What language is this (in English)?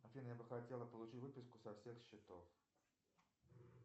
Russian